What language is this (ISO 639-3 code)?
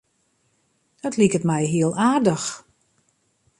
fry